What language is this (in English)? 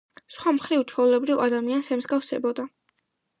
Georgian